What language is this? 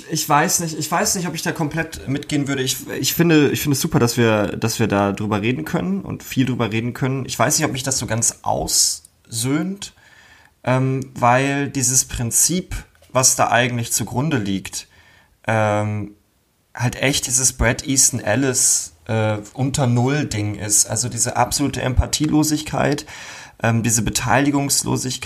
German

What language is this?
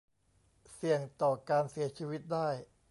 Thai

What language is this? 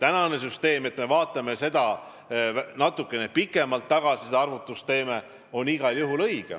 Estonian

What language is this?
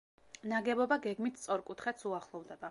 Georgian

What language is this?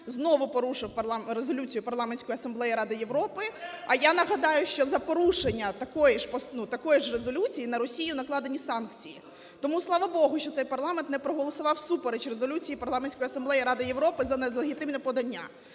Ukrainian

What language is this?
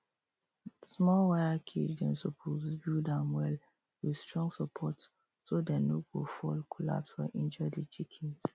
Nigerian Pidgin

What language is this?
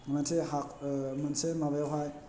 Bodo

